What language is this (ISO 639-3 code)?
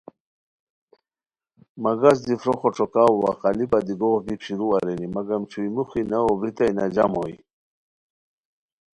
khw